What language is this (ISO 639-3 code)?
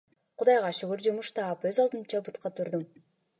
kir